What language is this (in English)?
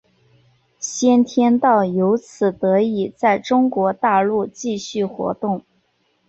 Chinese